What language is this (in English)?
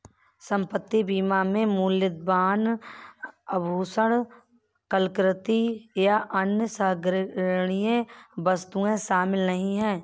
Hindi